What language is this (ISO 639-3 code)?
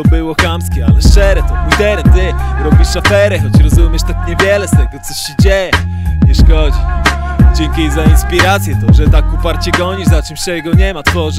pol